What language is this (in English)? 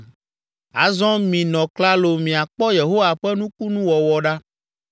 Ewe